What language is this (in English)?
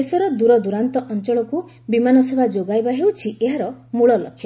Odia